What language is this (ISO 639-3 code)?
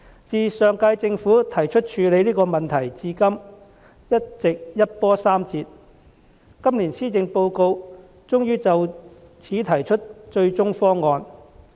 yue